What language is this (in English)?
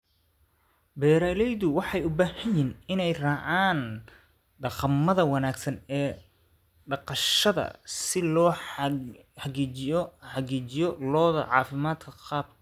Somali